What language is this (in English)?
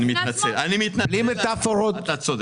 Hebrew